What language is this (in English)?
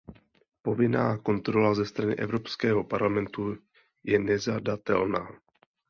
Czech